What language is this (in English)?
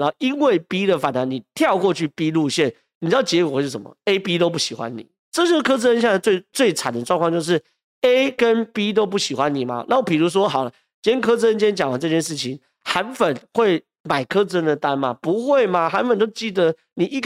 Chinese